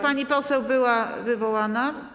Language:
Polish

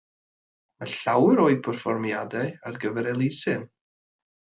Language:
Welsh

